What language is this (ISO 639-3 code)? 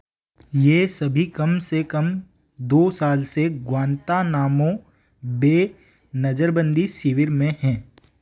hin